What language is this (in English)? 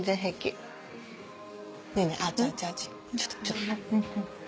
Japanese